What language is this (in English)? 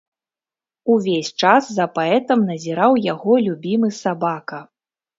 Belarusian